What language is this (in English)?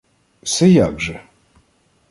Ukrainian